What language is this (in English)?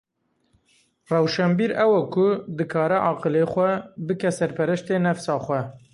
Kurdish